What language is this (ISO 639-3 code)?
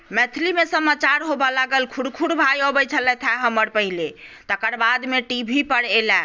mai